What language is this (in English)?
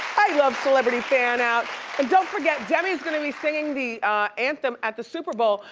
English